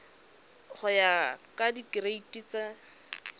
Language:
Tswana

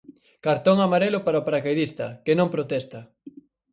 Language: Galician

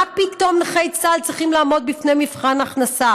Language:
Hebrew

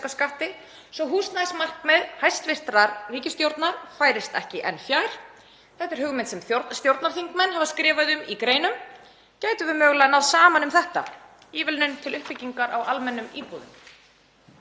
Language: Icelandic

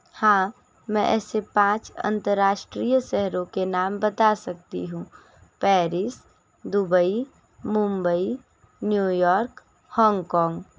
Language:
Hindi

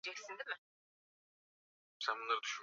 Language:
Swahili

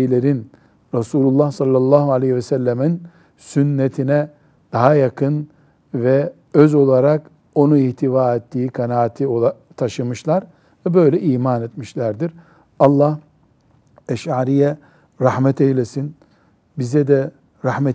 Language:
Turkish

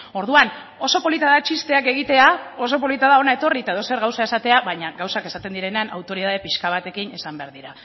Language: Basque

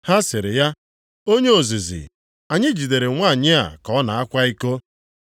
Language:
Igbo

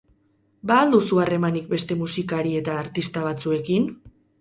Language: Basque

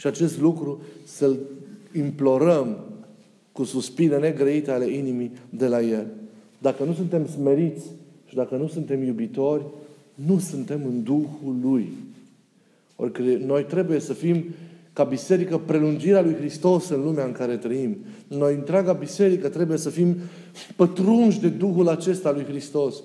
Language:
Romanian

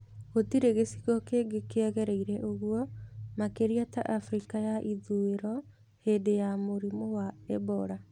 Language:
Kikuyu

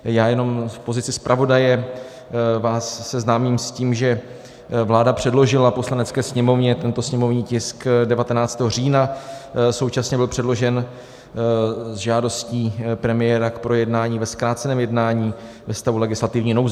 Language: Czech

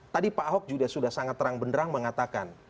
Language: Indonesian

